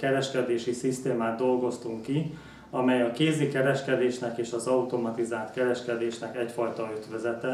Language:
Hungarian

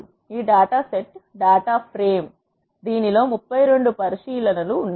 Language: Telugu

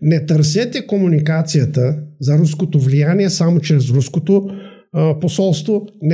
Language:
Bulgarian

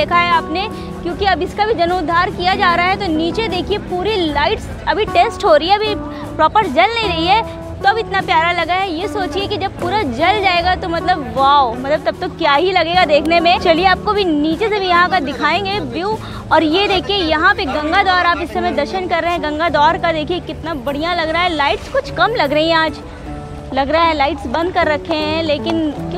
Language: Hindi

